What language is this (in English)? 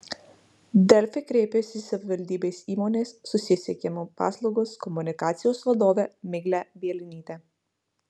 Lithuanian